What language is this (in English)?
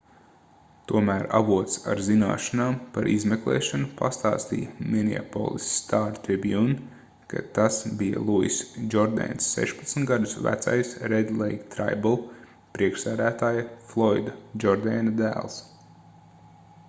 Latvian